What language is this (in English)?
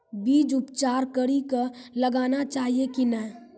Maithili